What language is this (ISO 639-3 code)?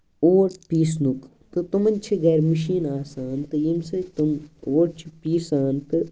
kas